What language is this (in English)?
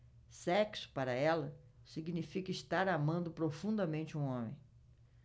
Portuguese